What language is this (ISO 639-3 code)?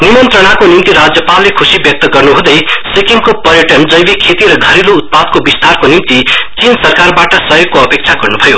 nep